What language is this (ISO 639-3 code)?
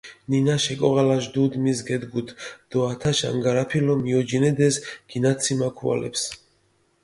xmf